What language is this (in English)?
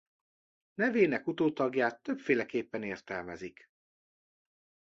Hungarian